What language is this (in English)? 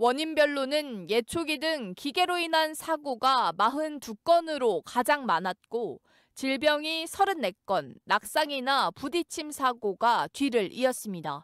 Korean